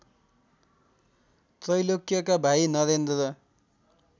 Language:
Nepali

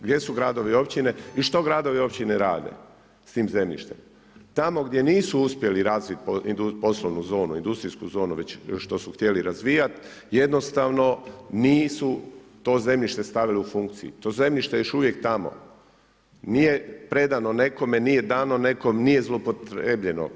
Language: Croatian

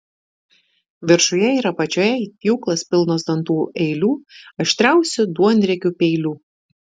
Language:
Lithuanian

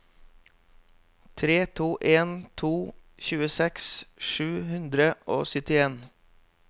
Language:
Norwegian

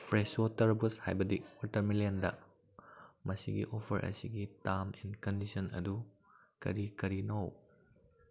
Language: Manipuri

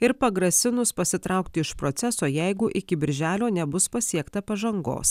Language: Lithuanian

